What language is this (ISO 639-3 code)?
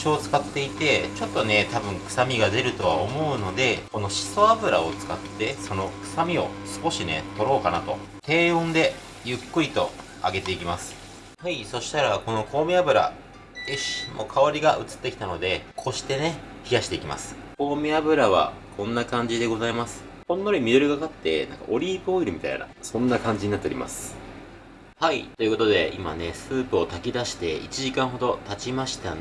jpn